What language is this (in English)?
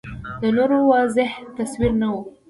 Pashto